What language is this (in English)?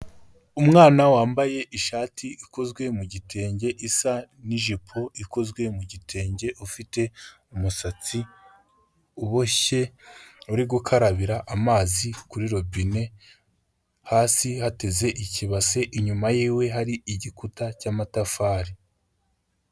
Kinyarwanda